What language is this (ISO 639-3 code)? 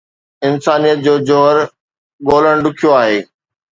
snd